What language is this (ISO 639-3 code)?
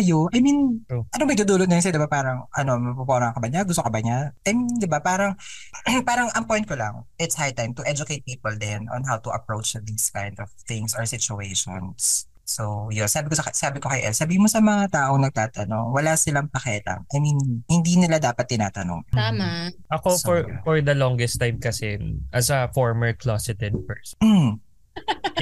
fil